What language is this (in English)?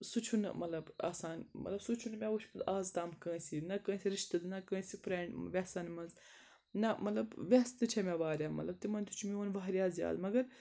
Kashmiri